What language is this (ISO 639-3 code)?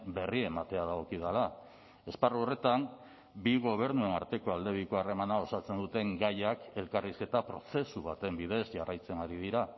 eus